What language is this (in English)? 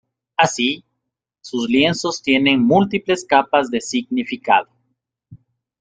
Spanish